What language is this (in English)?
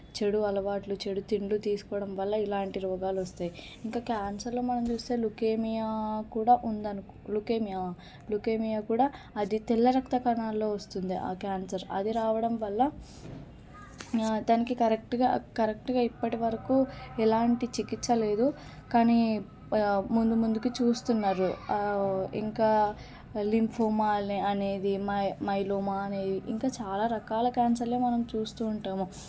Telugu